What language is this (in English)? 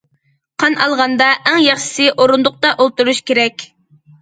Uyghur